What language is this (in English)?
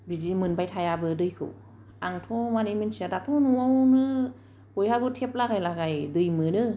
Bodo